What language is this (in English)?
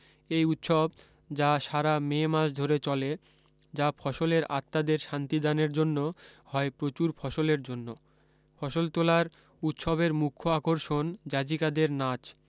Bangla